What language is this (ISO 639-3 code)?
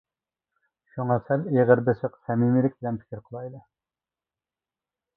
uig